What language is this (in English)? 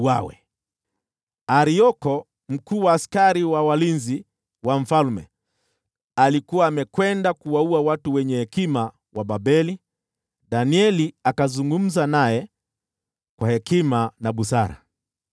Swahili